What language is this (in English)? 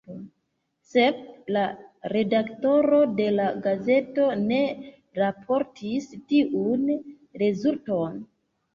Esperanto